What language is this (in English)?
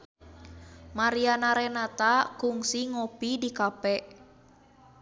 Sundanese